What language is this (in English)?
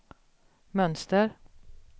Swedish